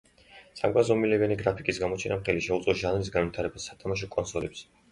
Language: Georgian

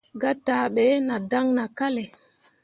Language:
Mundang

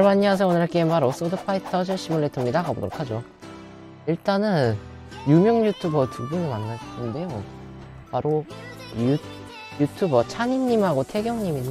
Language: Korean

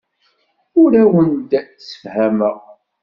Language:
Kabyle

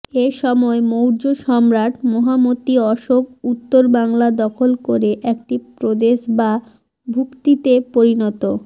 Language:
Bangla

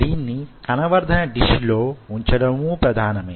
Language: Telugu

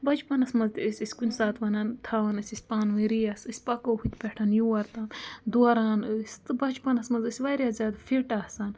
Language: Kashmiri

